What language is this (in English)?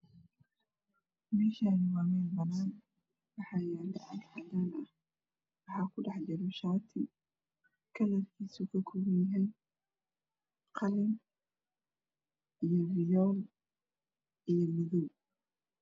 Somali